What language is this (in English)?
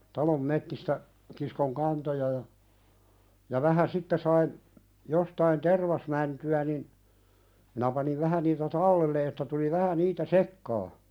Finnish